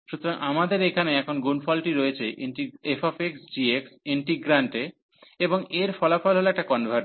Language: Bangla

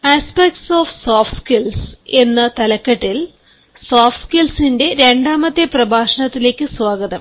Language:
Malayalam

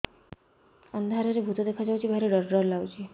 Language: Odia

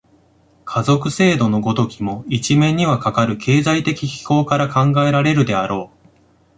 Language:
Japanese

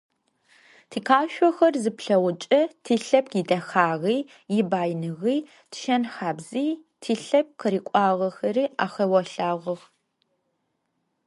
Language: Adyghe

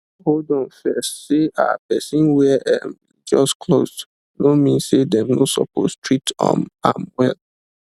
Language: Nigerian Pidgin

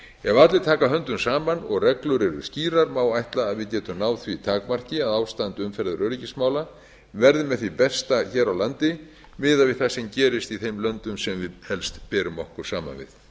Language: Icelandic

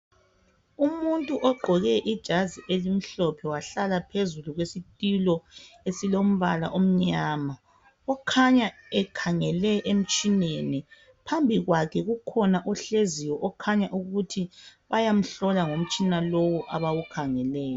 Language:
North Ndebele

